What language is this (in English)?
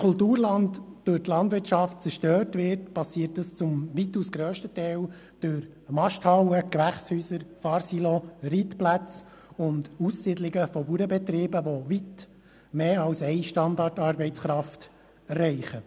Swiss German